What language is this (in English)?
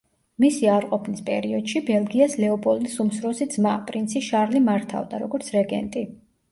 Georgian